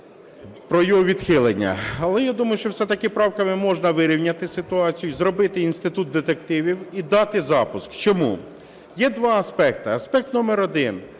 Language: Ukrainian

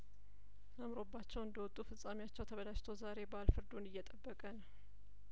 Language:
Amharic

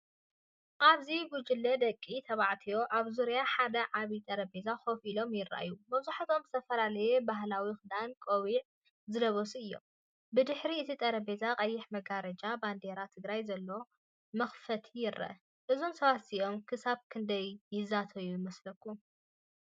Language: Tigrinya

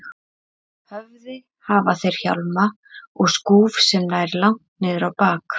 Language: Icelandic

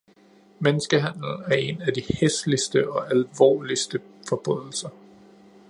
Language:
Danish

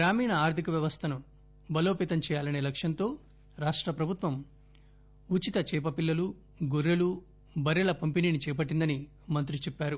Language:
Telugu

